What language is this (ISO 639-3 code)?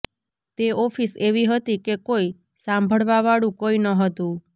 guj